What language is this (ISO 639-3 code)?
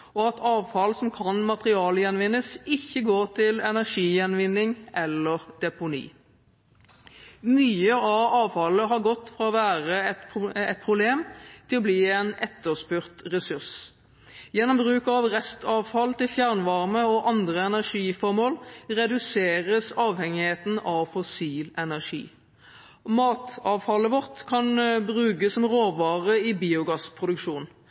nob